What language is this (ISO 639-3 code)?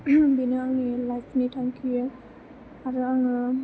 brx